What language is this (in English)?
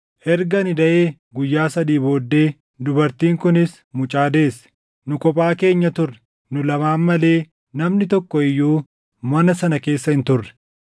Oromo